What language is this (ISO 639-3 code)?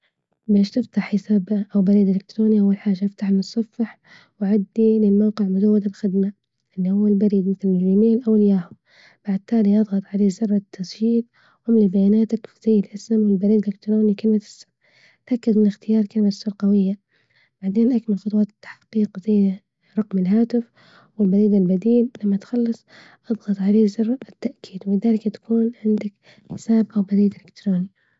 ayl